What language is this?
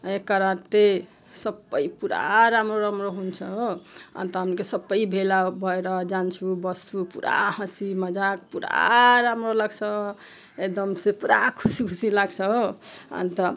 Nepali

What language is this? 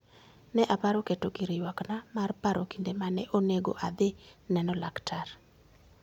Luo (Kenya and Tanzania)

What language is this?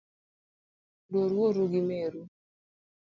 Luo (Kenya and Tanzania)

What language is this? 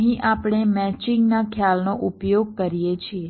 Gujarati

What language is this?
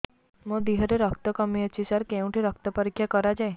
Odia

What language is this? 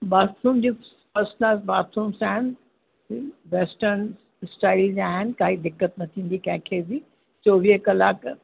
Sindhi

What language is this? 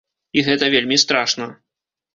Belarusian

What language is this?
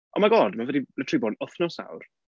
Welsh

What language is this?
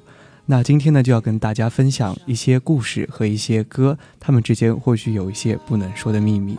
Chinese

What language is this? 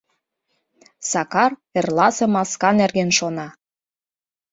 Mari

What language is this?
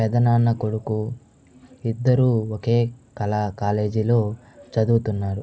Telugu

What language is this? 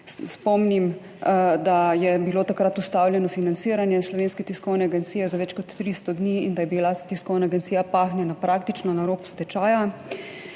Slovenian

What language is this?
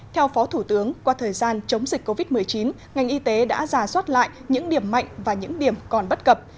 Vietnamese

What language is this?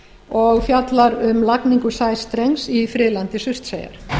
Icelandic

